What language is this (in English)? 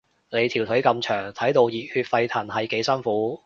Cantonese